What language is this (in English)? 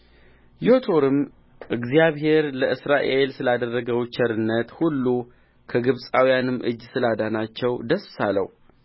Amharic